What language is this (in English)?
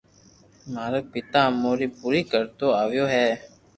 Loarki